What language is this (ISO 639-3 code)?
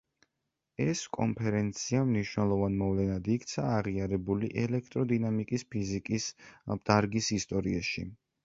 kat